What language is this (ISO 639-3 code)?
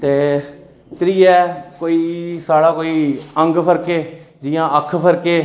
doi